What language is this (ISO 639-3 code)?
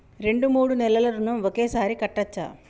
tel